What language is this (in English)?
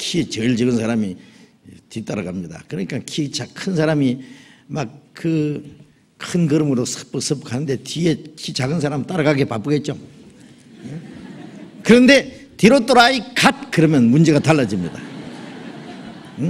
Korean